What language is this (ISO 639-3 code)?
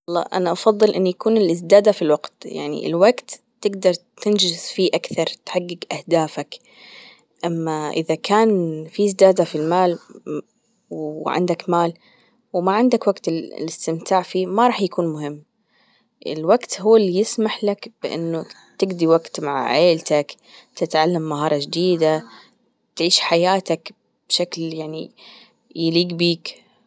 afb